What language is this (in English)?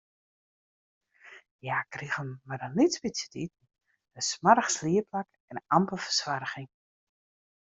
Western Frisian